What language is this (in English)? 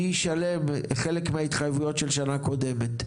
Hebrew